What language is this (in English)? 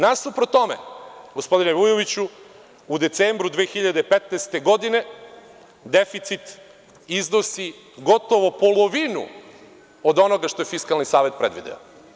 Serbian